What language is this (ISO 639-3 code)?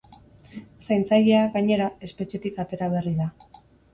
eus